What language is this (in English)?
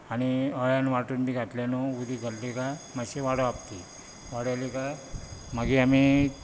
Konkani